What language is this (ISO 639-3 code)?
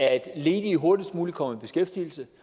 dan